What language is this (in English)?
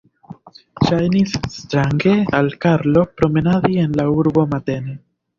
Esperanto